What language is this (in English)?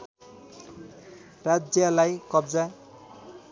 Nepali